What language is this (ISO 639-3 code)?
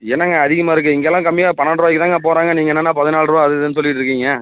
tam